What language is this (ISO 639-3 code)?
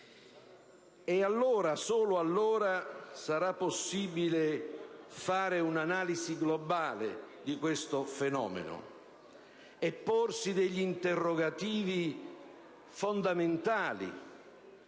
ita